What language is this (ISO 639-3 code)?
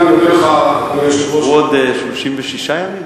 heb